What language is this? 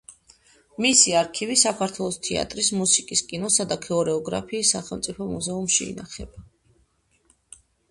Georgian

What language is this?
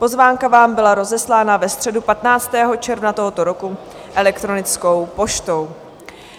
Czech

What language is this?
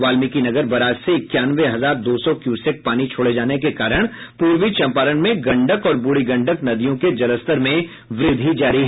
Hindi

